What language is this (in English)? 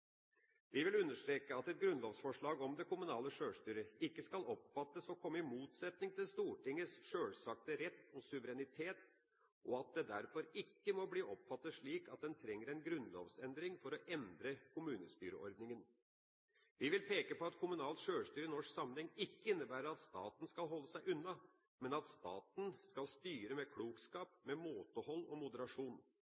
Norwegian Bokmål